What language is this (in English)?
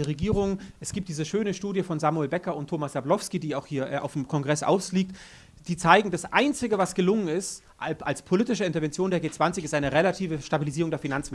German